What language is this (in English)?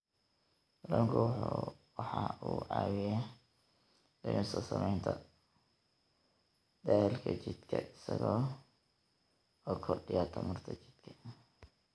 Somali